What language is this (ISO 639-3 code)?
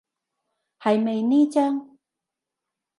yue